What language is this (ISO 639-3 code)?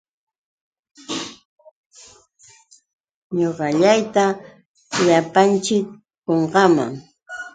qux